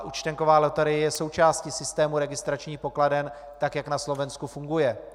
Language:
Czech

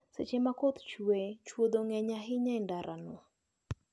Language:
Luo (Kenya and Tanzania)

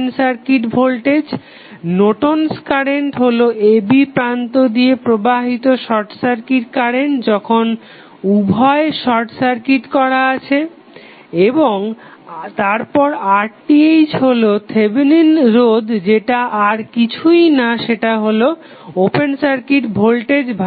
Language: Bangla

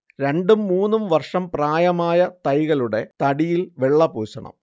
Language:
Malayalam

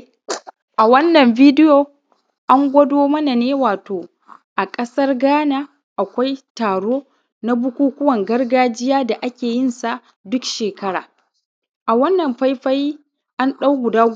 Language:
Hausa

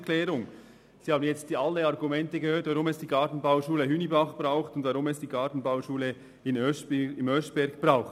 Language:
Swiss German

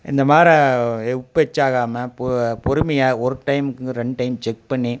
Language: Tamil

